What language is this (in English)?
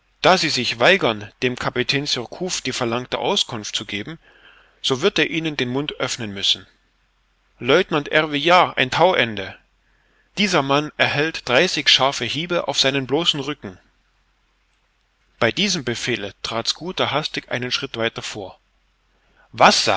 German